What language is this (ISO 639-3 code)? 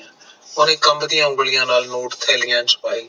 pan